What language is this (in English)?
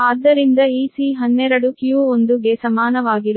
Kannada